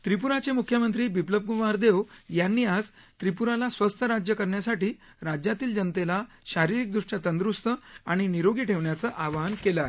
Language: Marathi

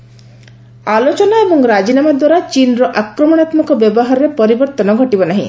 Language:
Odia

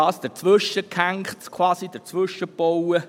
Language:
Swiss German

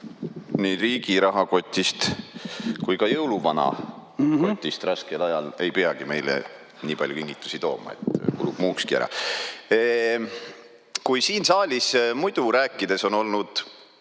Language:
Estonian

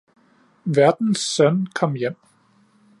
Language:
Danish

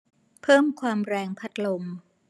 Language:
Thai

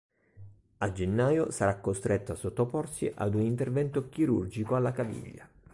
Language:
Italian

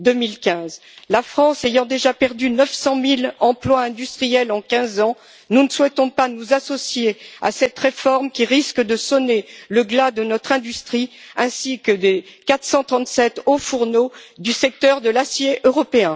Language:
French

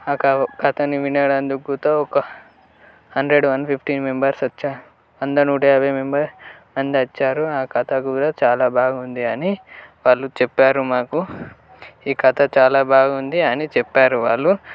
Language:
Telugu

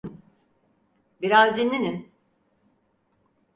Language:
Turkish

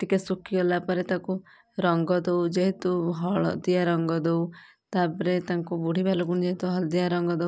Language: Odia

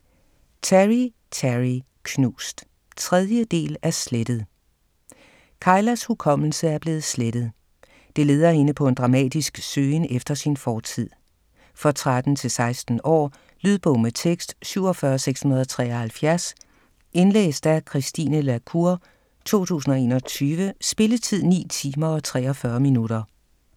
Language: Danish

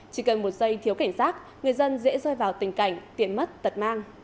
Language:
Vietnamese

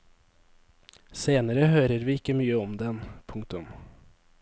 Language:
Norwegian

